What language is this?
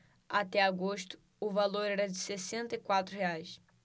Portuguese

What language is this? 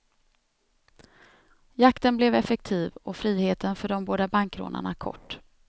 Swedish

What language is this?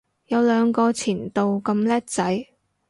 Cantonese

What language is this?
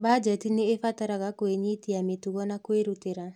Kikuyu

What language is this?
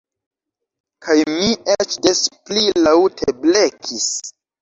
Esperanto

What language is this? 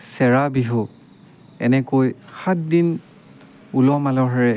Assamese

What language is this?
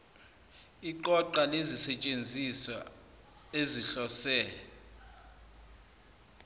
Zulu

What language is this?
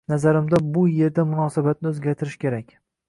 Uzbek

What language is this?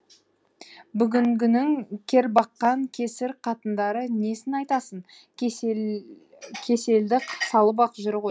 Kazakh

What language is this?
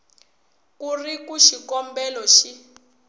Tsonga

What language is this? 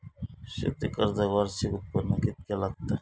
Marathi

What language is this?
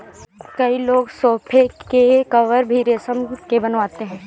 Hindi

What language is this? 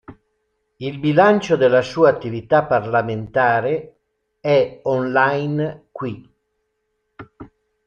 Italian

